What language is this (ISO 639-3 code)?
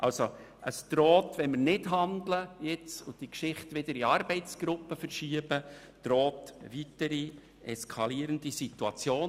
gsw